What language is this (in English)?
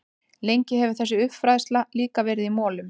Icelandic